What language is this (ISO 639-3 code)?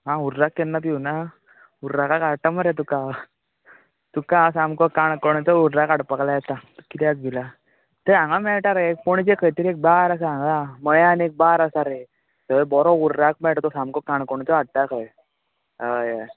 kok